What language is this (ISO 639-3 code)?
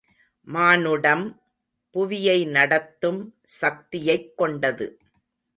tam